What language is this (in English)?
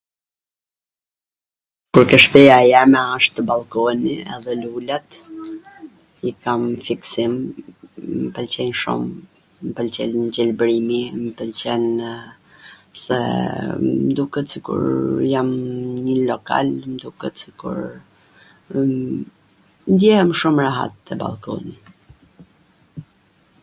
Gheg Albanian